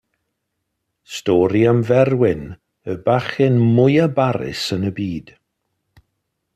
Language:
Welsh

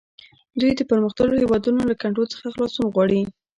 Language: Pashto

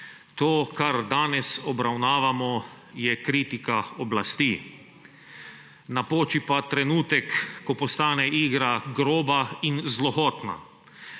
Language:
Slovenian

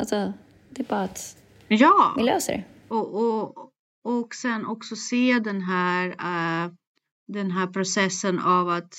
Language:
Swedish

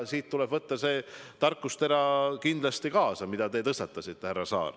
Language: Estonian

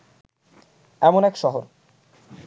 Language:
Bangla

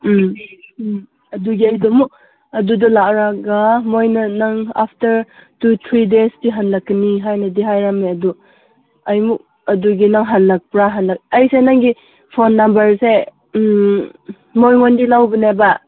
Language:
Manipuri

